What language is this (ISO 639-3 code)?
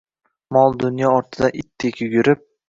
uzb